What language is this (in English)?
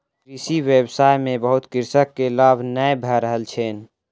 Maithili